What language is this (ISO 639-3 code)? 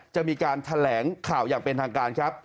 tha